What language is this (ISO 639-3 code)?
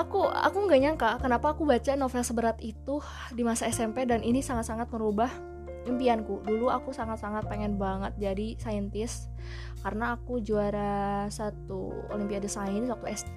ind